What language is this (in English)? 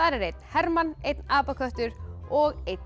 Icelandic